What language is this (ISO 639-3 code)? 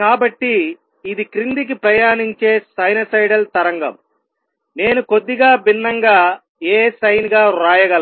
tel